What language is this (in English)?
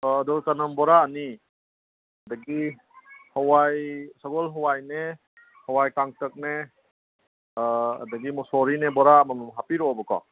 Manipuri